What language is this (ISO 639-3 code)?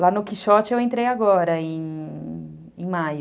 por